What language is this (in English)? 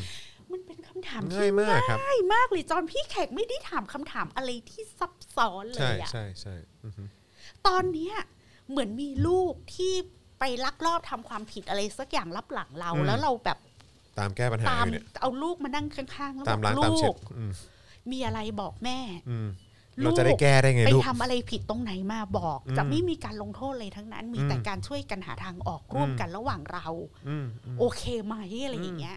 Thai